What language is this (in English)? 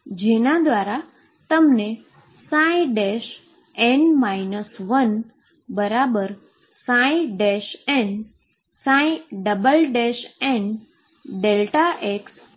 Gujarati